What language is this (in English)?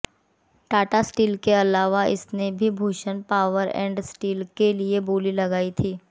Hindi